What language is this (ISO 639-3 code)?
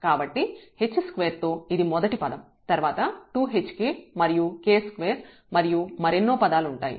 tel